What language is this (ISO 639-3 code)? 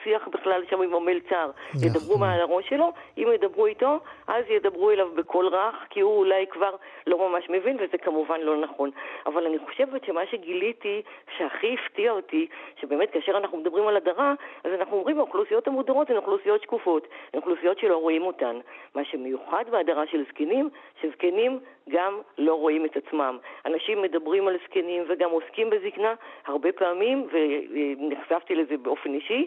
heb